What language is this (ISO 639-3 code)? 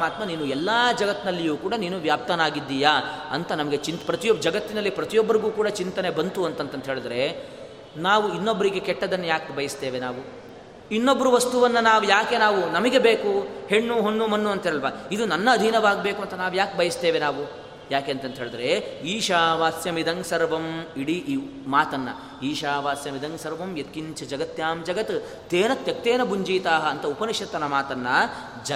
kan